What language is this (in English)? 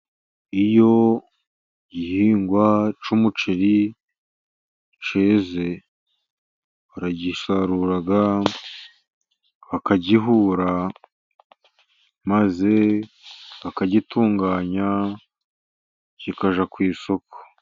Kinyarwanda